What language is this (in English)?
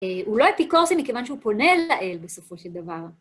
Hebrew